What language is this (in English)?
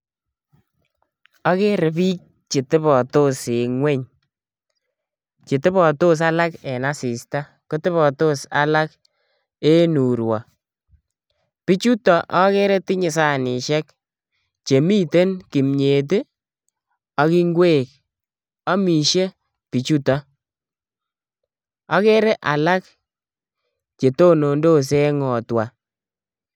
Kalenjin